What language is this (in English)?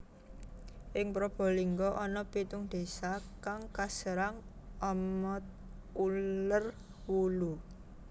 Javanese